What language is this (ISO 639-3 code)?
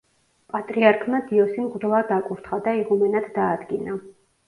kat